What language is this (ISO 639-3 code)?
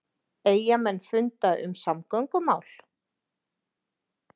isl